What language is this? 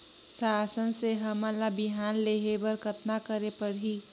Chhattisgarhi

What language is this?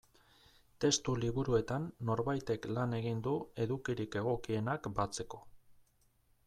Basque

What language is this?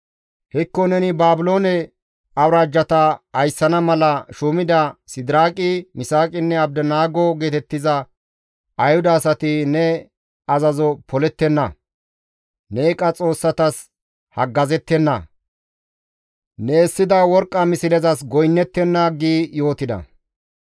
Gamo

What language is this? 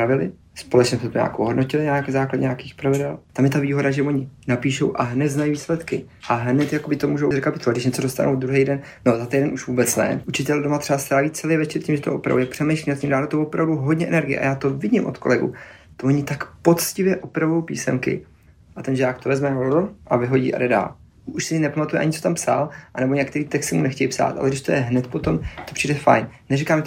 Czech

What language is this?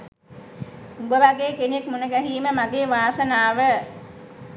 Sinhala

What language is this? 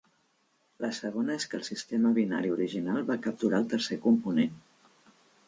Catalan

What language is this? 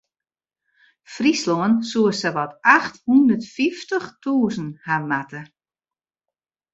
Western Frisian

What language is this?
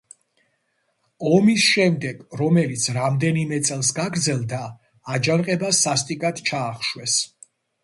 Georgian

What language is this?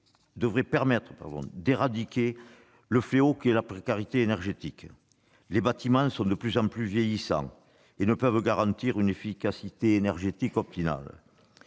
French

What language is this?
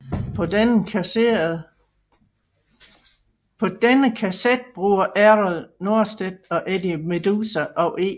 Danish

